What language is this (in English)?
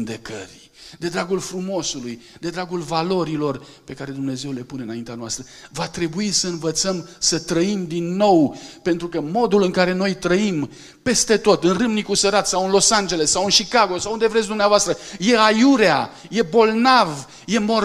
Romanian